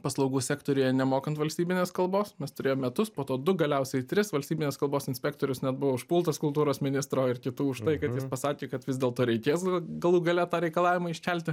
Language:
Lithuanian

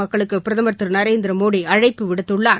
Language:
Tamil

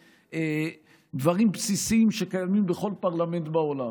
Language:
Hebrew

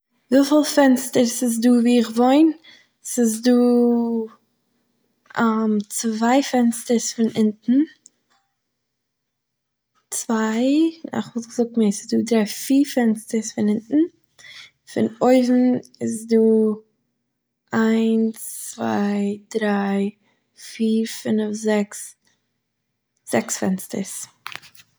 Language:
Yiddish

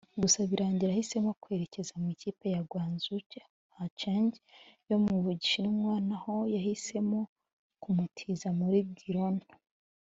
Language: Kinyarwanda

